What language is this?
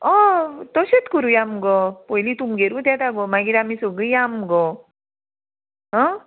Konkani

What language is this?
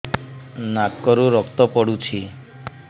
Odia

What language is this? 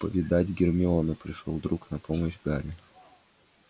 Russian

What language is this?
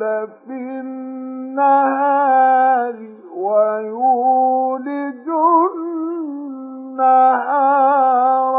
Arabic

